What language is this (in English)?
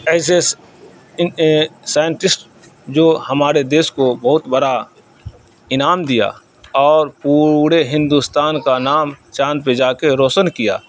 Urdu